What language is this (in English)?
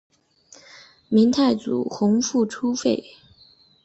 Chinese